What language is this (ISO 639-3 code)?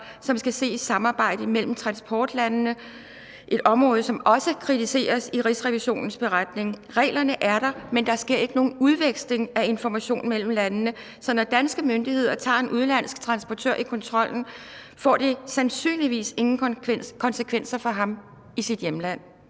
dan